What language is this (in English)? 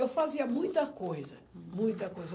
Portuguese